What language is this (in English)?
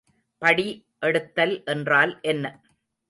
Tamil